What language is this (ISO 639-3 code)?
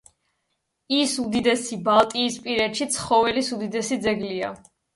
kat